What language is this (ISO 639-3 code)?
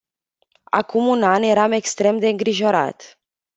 ron